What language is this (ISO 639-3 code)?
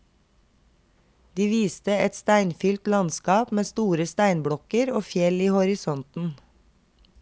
nor